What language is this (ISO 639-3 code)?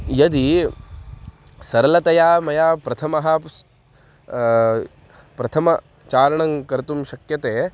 san